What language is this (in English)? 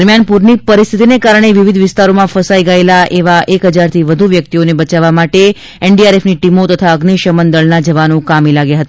Gujarati